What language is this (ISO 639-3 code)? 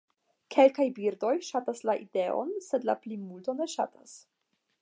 epo